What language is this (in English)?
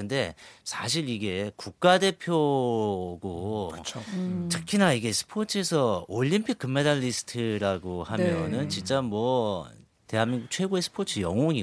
Korean